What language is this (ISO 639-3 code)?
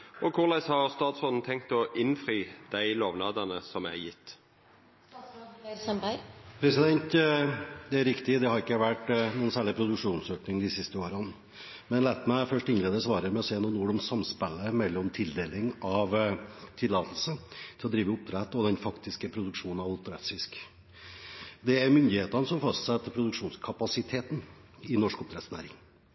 nor